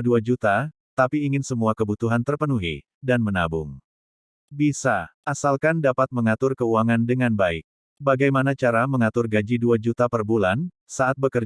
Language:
Indonesian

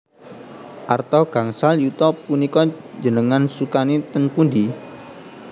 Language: Javanese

